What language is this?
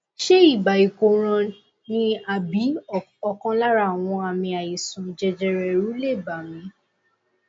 Yoruba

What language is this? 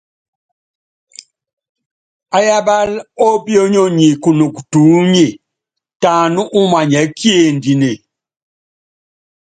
Yangben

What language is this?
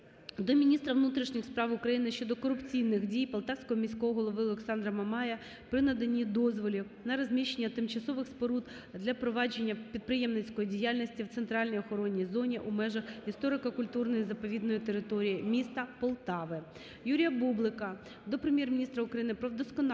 Ukrainian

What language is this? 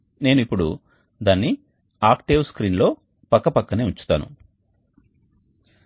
Telugu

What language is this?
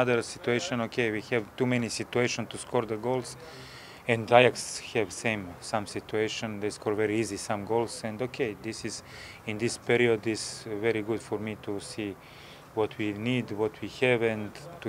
Greek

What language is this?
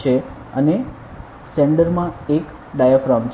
Gujarati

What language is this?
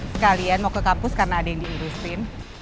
Indonesian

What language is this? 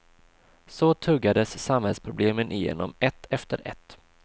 Swedish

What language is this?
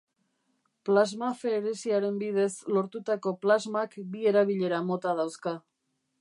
Basque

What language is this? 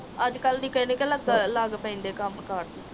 Punjabi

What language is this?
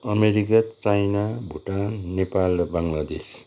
Nepali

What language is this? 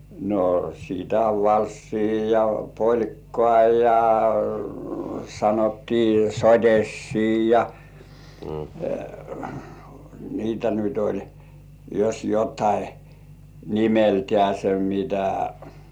Finnish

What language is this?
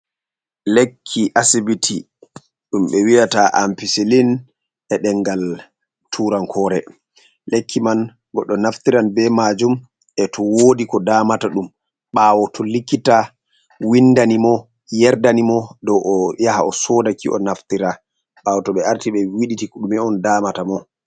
Fula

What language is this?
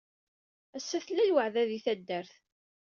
Kabyle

